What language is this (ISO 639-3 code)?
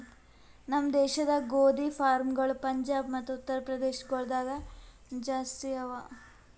kan